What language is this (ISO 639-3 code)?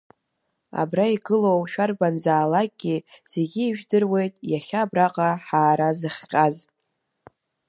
abk